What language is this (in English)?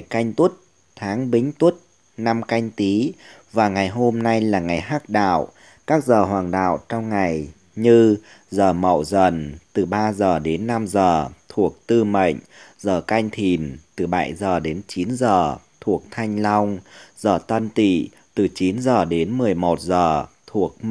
Vietnamese